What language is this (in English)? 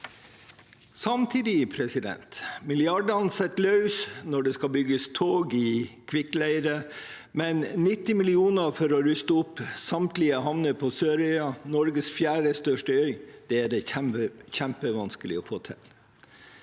Norwegian